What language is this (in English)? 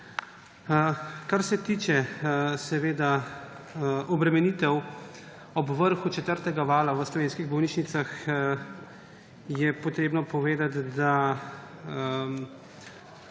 Slovenian